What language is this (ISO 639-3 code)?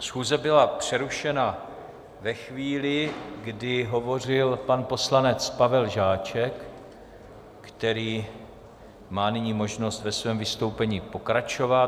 ces